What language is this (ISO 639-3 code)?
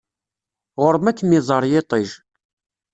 kab